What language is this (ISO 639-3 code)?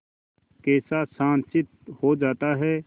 hin